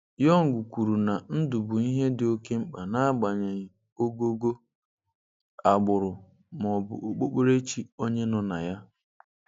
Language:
Igbo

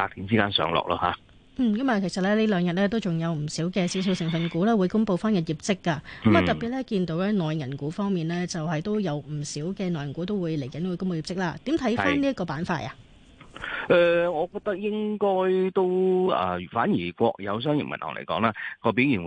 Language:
Chinese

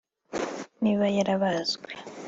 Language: Kinyarwanda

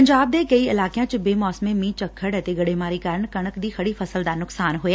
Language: Punjabi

